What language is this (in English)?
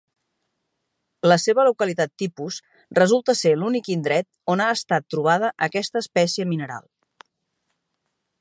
Catalan